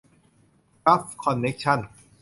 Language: Thai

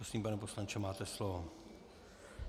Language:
Czech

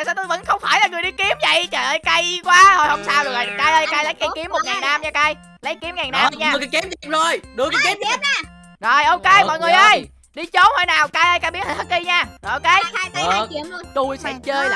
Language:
Vietnamese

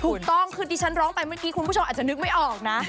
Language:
Thai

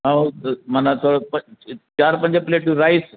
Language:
Sindhi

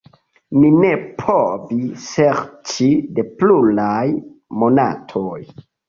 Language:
Esperanto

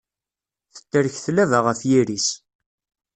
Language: Kabyle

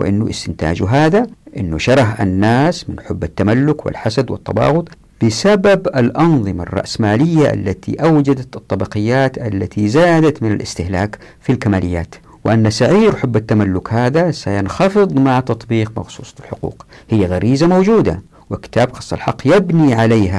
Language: Arabic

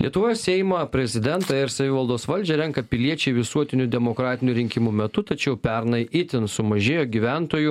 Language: Lithuanian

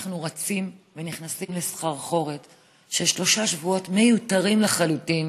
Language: Hebrew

